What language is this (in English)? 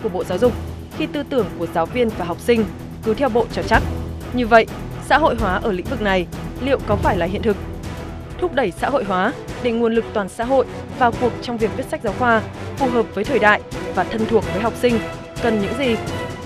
Vietnamese